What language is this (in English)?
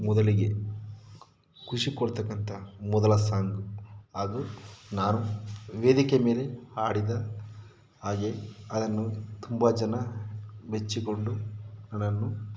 Kannada